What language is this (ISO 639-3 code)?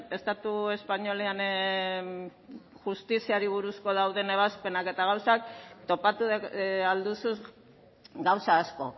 eus